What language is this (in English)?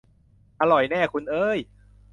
Thai